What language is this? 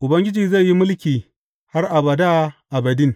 Hausa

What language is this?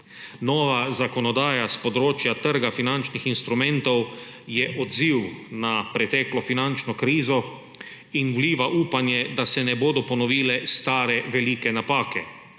Slovenian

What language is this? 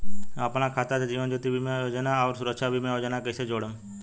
Bhojpuri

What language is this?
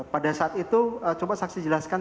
Indonesian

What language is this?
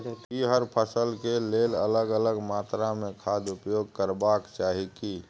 Maithili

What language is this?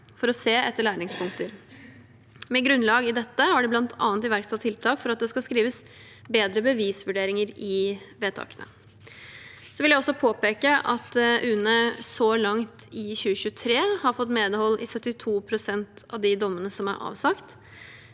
Norwegian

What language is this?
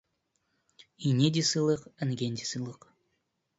Kazakh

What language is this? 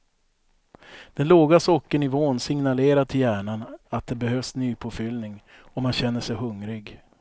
Swedish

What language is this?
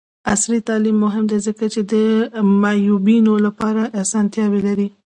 Pashto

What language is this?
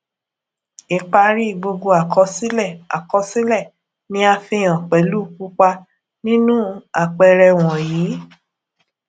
Yoruba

